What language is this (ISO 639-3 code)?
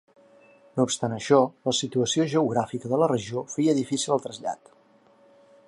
cat